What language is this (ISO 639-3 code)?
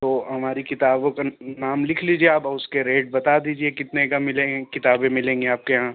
urd